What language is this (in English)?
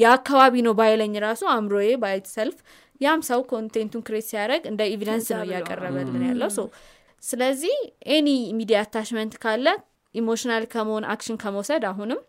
Amharic